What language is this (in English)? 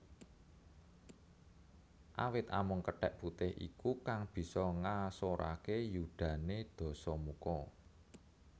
Javanese